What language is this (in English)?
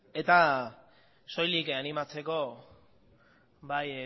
Basque